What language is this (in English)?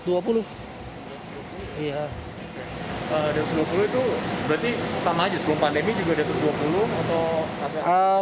Indonesian